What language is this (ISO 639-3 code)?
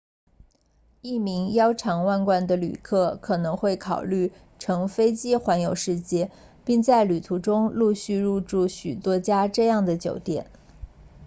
zho